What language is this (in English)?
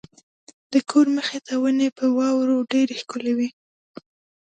Pashto